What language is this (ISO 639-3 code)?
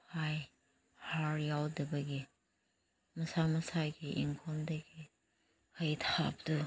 mni